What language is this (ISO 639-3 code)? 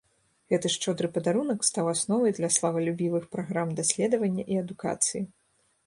bel